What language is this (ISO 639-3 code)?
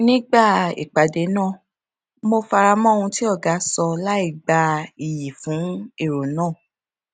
yor